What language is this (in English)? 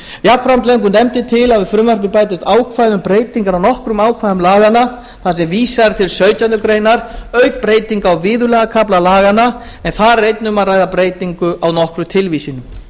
Icelandic